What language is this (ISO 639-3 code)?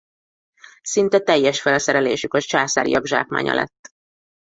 hun